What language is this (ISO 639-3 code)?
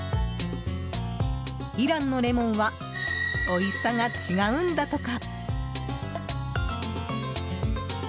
jpn